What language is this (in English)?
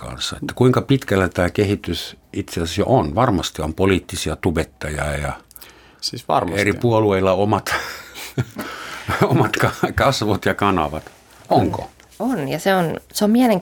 Finnish